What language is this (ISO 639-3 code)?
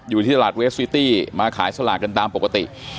tha